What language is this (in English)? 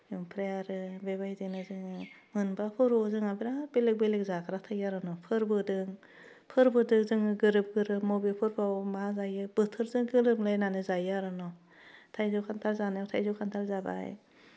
Bodo